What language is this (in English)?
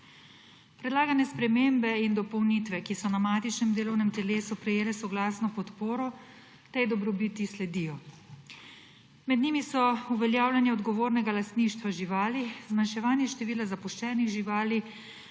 Slovenian